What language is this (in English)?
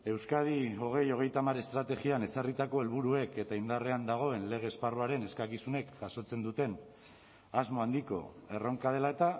Basque